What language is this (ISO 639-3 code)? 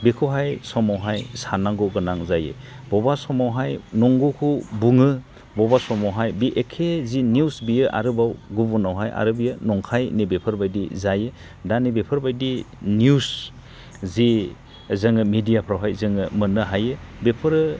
brx